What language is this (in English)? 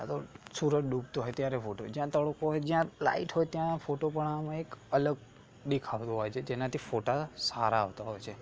Gujarati